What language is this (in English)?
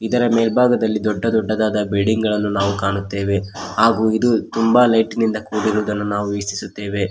Kannada